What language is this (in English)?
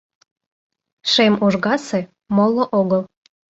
Mari